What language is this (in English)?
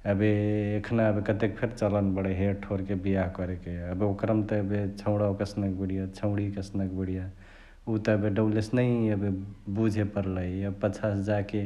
Chitwania Tharu